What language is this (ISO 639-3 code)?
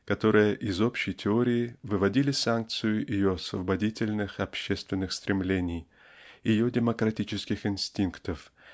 rus